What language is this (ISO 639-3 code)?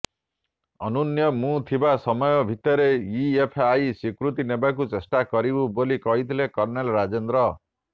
ori